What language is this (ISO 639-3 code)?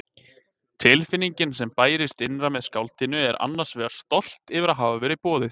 isl